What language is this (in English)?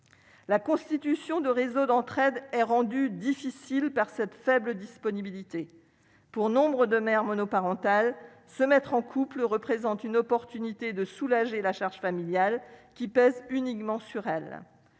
French